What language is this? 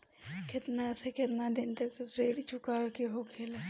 Bhojpuri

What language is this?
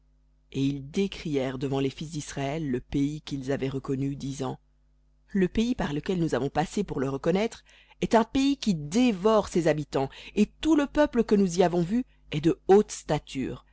French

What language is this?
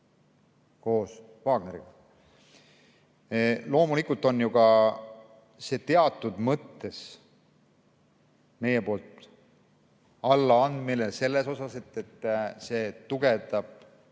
Estonian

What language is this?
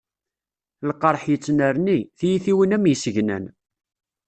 Kabyle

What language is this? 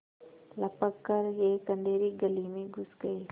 Hindi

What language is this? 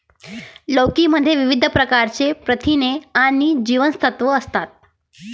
Marathi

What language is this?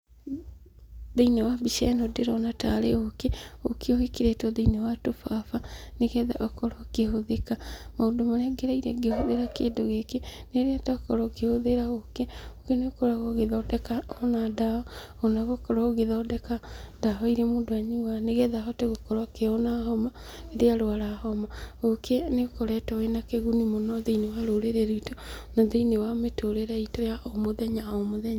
Kikuyu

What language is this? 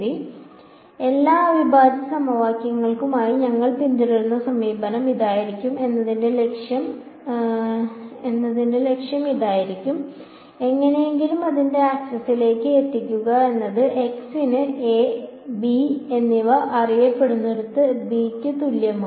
Malayalam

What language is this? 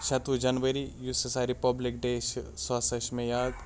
Kashmiri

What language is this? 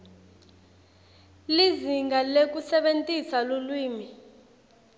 Swati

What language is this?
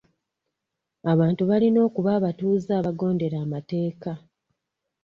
Ganda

